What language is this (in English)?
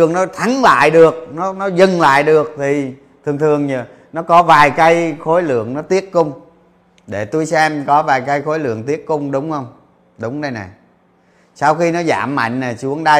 Vietnamese